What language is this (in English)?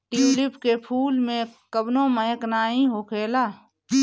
Bhojpuri